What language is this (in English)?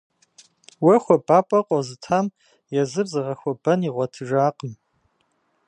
Kabardian